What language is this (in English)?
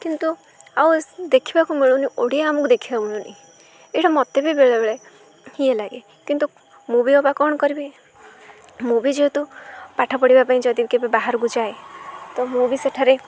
Odia